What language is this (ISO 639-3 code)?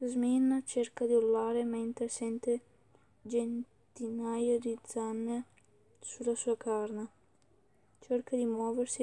ita